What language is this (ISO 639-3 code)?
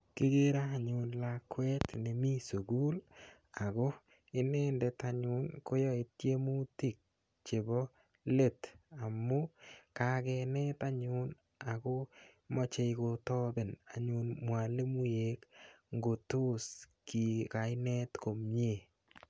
kln